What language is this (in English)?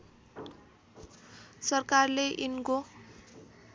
Nepali